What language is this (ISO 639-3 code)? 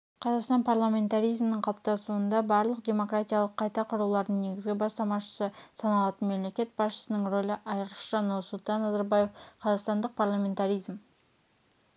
kaz